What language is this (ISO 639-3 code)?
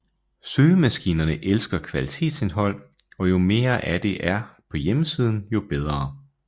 dan